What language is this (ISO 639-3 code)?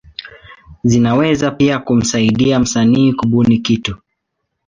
swa